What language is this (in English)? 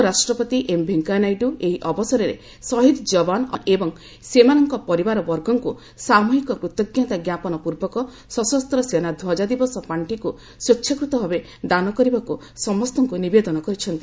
Odia